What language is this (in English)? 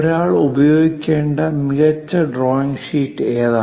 Malayalam